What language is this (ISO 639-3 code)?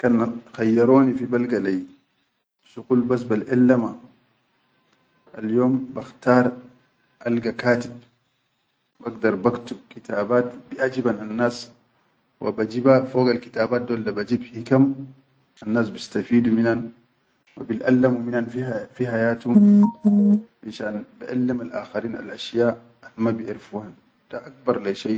shu